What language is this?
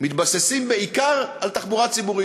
Hebrew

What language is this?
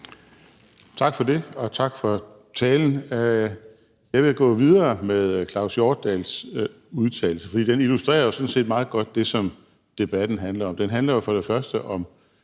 Danish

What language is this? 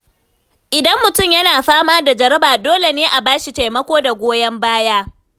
Hausa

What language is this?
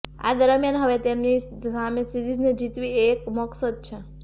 Gujarati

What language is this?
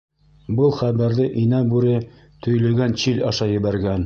Bashkir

